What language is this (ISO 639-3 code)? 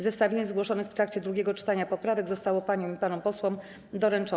pol